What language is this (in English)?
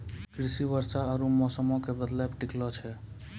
Maithili